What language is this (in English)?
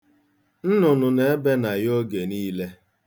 Igbo